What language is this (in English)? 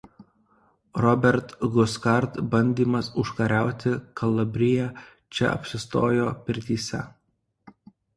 Lithuanian